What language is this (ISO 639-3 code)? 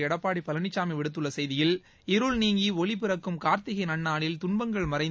tam